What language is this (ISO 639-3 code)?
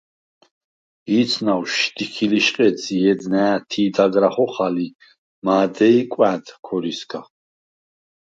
sva